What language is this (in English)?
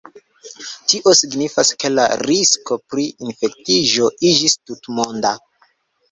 Esperanto